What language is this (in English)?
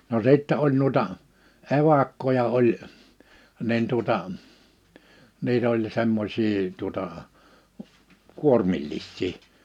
Finnish